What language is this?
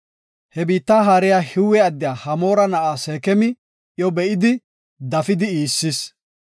Gofa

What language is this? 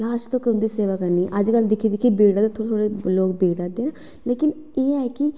Dogri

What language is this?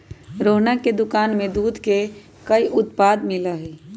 Magahi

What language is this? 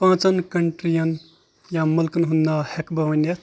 Kashmiri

